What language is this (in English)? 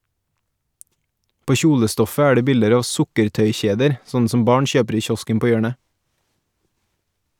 Norwegian